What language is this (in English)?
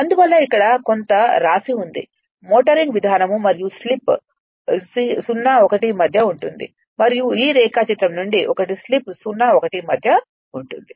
Telugu